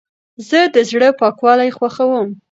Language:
Pashto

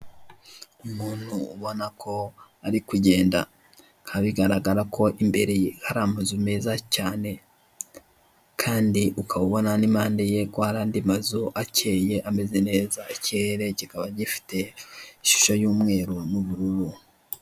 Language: Kinyarwanda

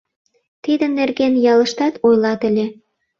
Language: Mari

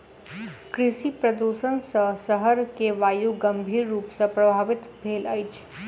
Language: Maithili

